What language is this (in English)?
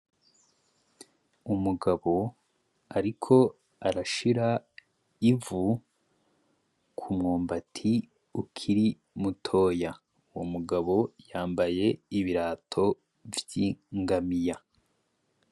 Rundi